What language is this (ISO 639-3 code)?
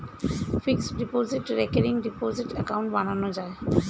ben